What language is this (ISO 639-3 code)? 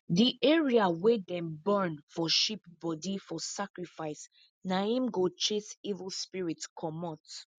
pcm